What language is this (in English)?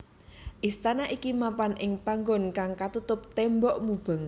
Javanese